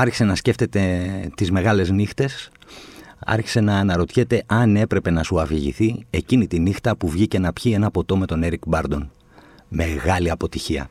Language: Greek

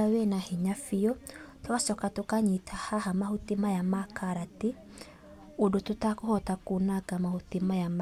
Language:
Kikuyu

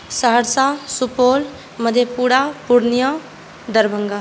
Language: Maithili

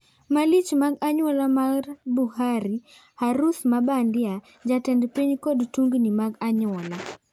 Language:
Luo (Kenya and Tanzania)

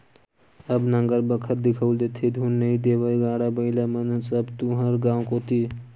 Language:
Chhattisgarhi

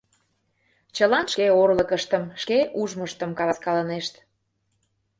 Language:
Mari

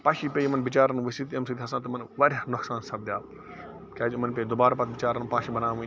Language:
Kashmiri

